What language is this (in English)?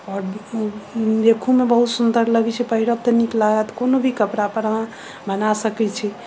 Maithili